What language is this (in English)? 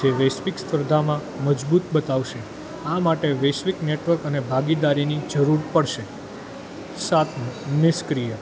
Gujarati